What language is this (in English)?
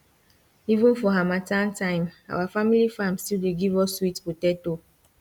Nigerian Pidgin